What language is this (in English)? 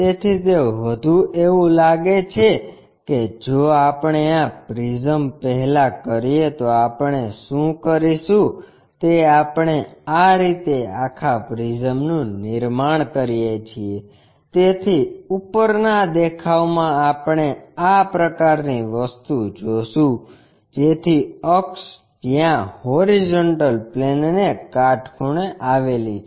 Gujarati